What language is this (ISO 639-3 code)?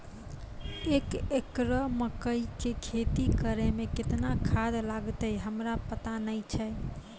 mai